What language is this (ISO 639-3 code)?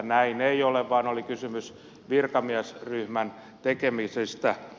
fin